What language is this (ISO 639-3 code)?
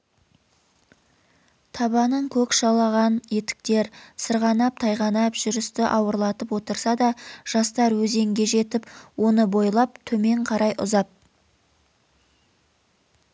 kaz